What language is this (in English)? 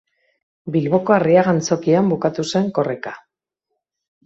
Basque